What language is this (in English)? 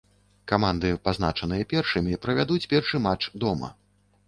Belarusian